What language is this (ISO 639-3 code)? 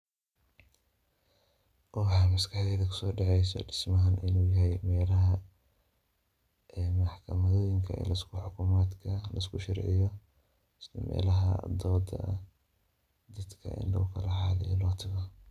som